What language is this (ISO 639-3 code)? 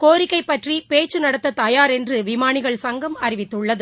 tam